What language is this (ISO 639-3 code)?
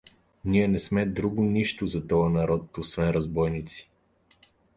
bul